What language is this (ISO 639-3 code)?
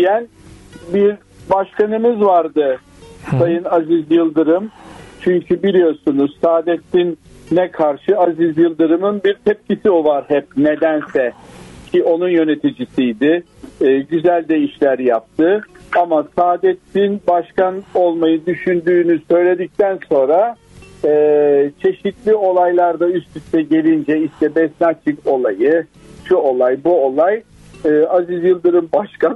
tur